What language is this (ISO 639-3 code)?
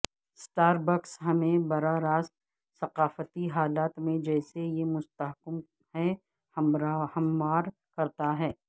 urd